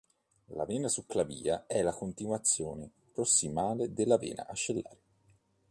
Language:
Italian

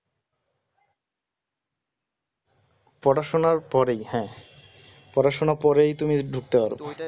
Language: Bangla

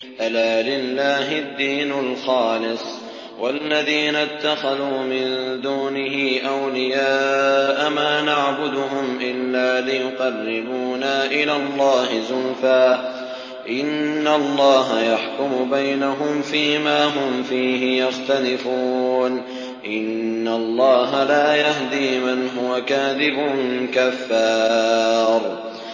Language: Arabic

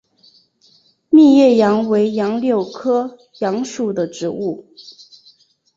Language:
Chinese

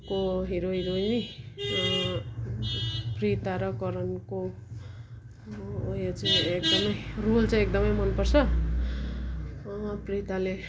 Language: Nepali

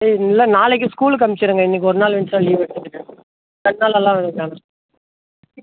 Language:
Tamil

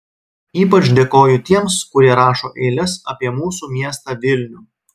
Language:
Lithuanian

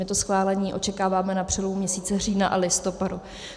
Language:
Czech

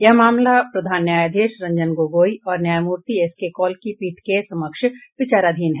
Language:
Hindi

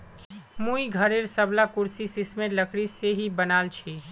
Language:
Magahi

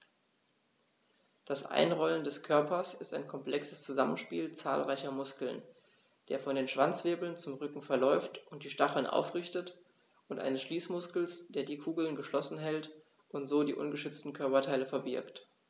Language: German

